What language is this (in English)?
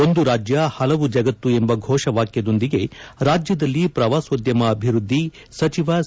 Kannada